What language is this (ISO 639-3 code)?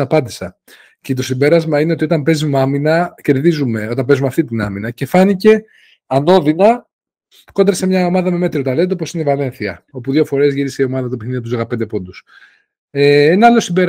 ell